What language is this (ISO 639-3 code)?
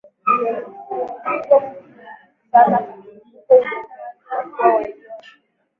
swa